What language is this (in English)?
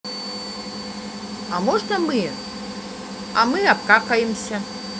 Russian